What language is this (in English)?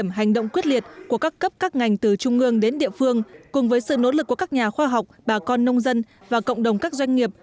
Vietnamese